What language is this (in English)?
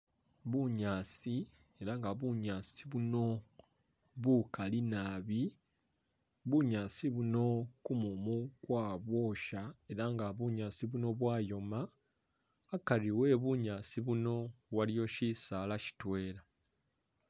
Masaaba